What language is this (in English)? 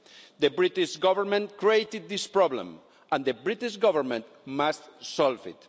English